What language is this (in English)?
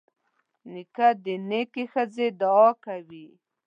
Pashto